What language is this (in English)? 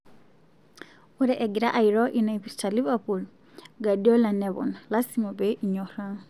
Masai